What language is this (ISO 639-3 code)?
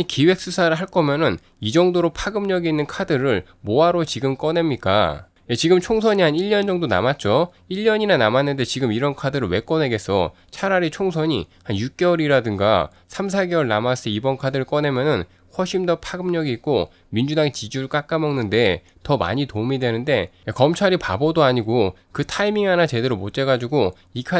kor